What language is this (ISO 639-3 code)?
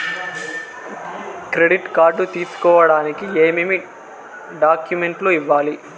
tel